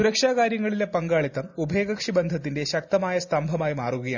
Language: Malayalam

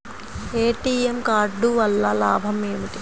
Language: Telugu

